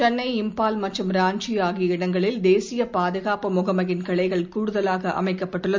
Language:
Tamil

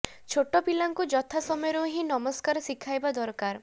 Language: Odia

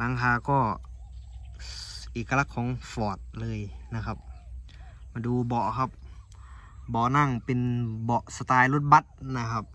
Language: Thai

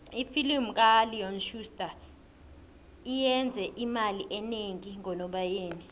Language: South Ndebele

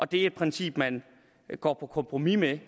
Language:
Danish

